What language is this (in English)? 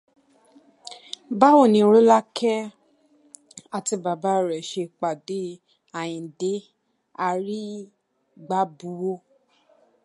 Yoruba